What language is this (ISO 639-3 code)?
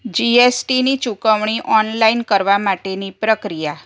guj